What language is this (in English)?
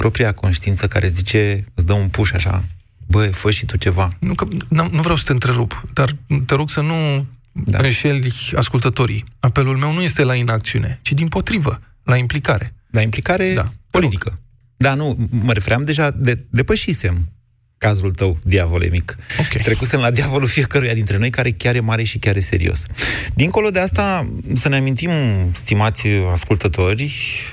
Romanian